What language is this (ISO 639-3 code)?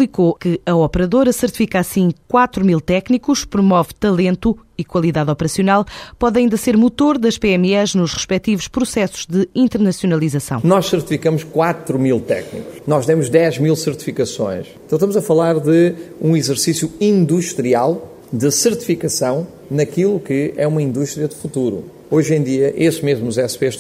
por